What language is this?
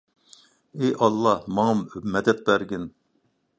Uyghur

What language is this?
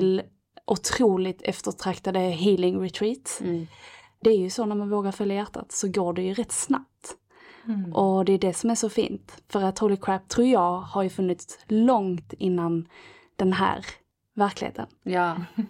Swedish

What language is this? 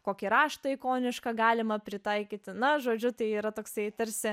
Lithuanian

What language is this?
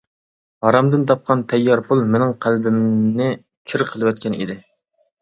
Uyghur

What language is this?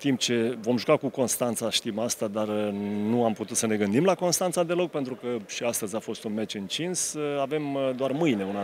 Romanian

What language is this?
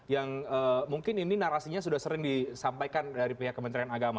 Indonesian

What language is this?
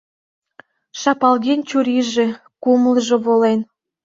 Mari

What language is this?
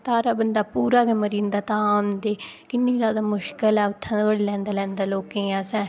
Dogri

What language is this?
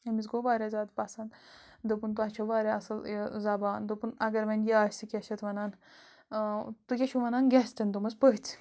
Kashmiri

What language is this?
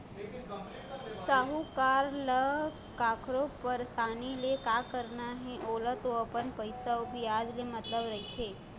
Chhattisgarhi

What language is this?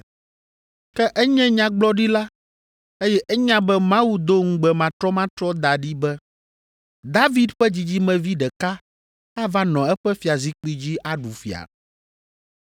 Ewe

